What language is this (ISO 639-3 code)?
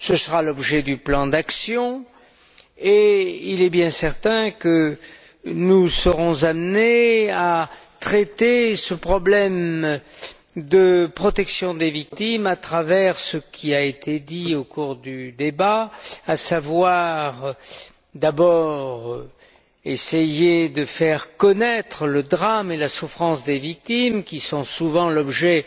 fra